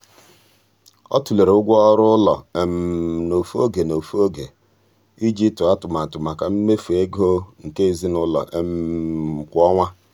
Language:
Igbo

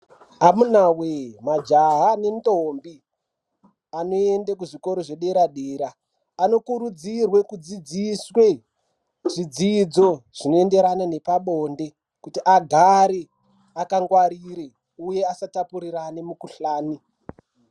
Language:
Ndau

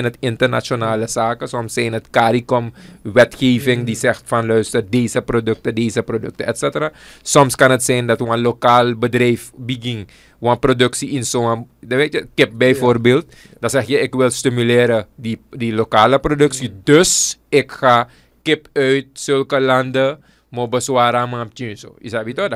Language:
Dutch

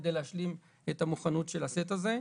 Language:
Hebrew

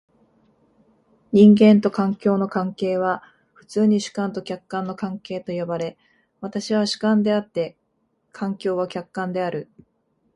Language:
Japanese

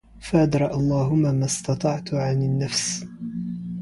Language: Arabic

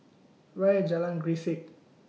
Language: English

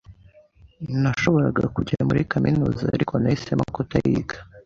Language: Kinyarwanda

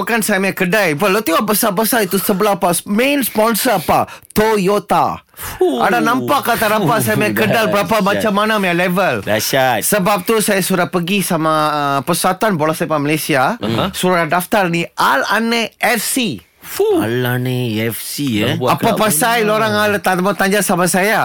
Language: Malay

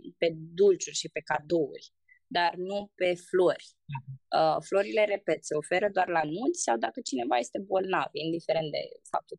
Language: Romanian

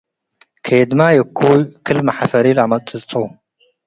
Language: Tigre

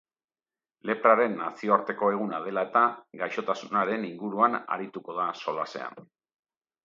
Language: Basque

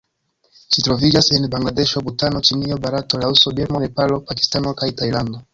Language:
Esperanto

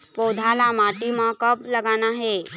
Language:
Chhattisgarhi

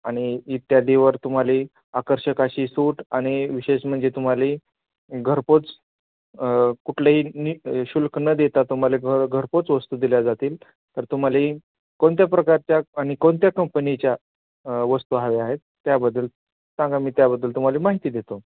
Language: Marathi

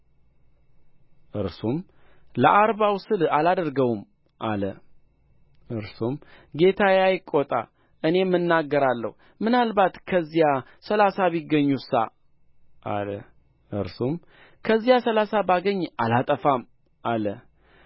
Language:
Amharic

